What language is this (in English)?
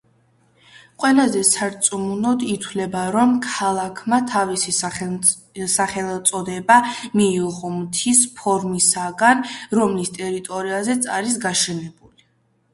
Georgian